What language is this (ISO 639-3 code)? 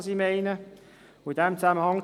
gsw